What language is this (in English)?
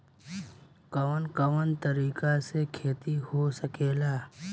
Bhojpuri